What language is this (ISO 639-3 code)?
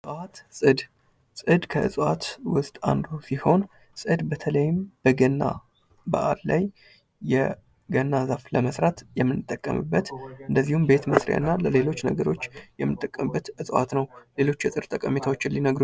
amh